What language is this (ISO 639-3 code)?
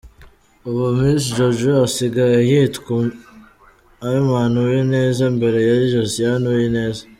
kin